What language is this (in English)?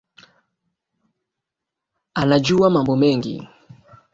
Swahili